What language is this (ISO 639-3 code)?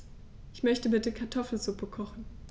deu